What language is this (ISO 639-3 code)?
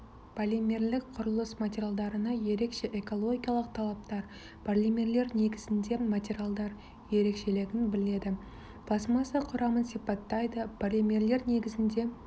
kaz